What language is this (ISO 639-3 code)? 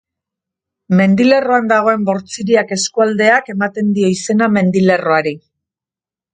eus